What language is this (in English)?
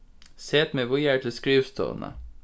Faroese